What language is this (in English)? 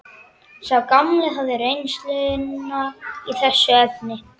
Icelandic